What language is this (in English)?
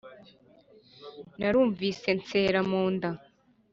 Kinyarwanda